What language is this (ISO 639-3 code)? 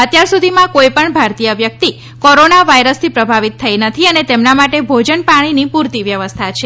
guj